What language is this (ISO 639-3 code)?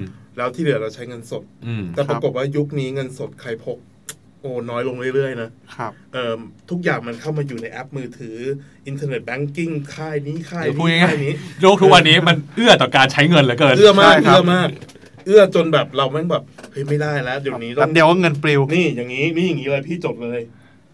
tha